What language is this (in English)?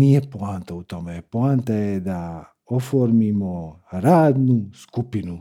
Croatian